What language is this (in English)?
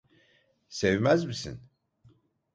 Turkish